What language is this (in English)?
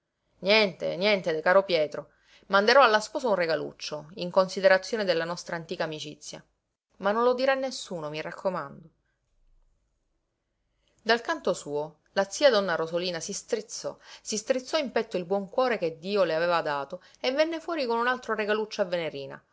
Italian